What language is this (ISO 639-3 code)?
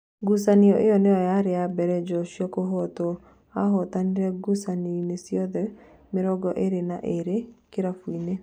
kik